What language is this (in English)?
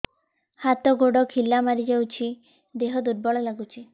Odia